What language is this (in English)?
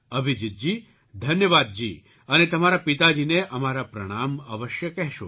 Gujarati